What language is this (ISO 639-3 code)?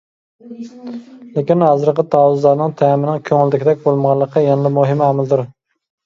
uig